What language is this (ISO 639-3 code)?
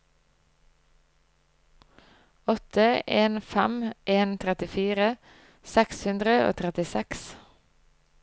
nor